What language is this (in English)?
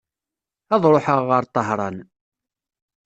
Kabyle